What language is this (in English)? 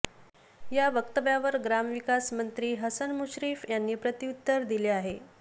Marathi